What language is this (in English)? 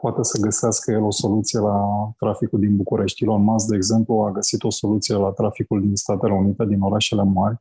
Romanian